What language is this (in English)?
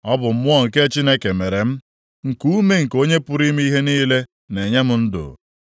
Igbo